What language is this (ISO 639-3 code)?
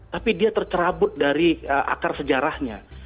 ind